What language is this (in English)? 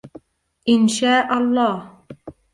Arabic